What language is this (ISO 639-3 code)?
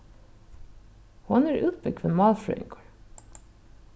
fao